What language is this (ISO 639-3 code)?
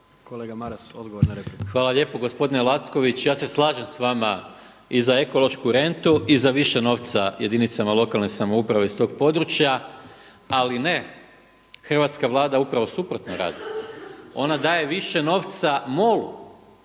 hrv